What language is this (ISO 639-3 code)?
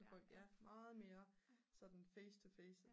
dan